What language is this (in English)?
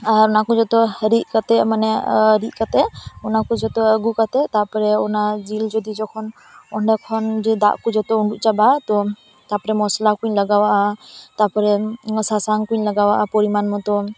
Santali